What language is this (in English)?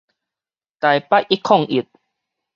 Min Nan Chinese